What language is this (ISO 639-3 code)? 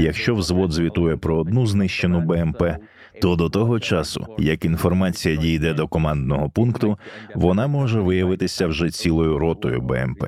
ukr